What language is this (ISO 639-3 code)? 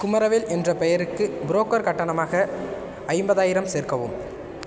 tam